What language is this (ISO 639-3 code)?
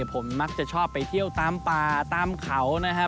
tha